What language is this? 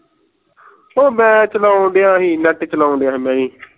Punjabi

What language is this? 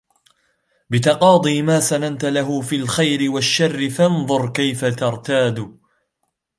Arabic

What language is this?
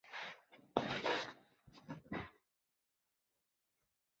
Chinese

